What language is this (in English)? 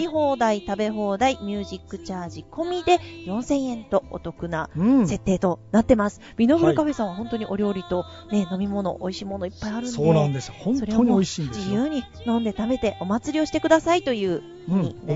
Japanese